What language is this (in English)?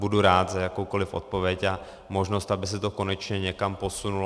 Czech